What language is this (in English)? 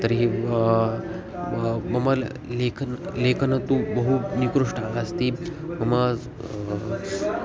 Sanskrit